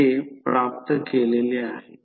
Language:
Marathi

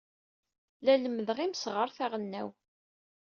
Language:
Kabyle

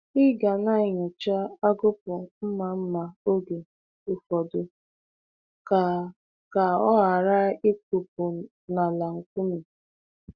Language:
Igbo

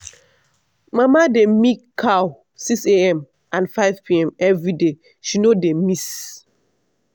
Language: Nigerian Pidgin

